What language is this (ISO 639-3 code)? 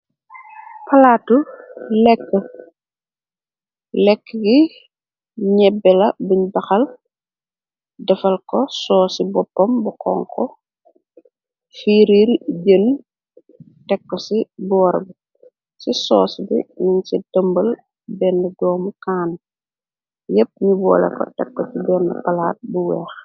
wol